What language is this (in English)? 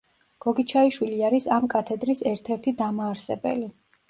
Georgian